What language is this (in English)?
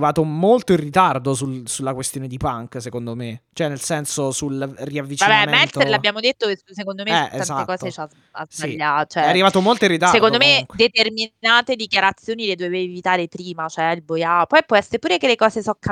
Italian